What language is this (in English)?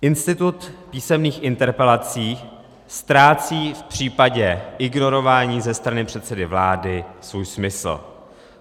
Czech